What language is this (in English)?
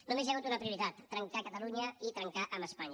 Catalan